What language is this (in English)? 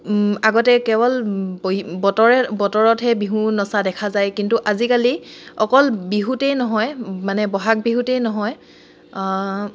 Assamese